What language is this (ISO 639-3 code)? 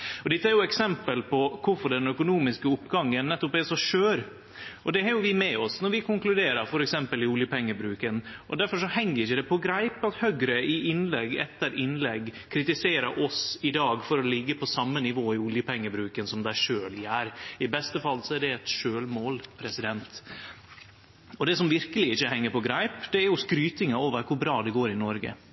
nno